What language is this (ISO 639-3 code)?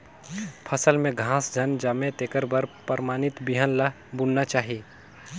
hne